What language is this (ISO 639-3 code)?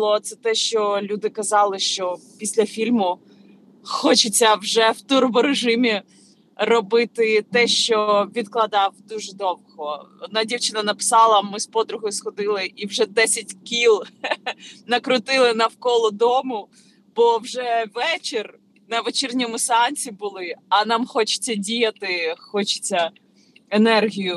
ukr